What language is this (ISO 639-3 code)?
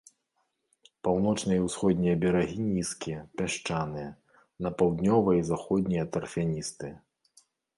bel